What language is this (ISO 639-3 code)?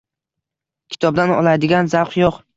uzb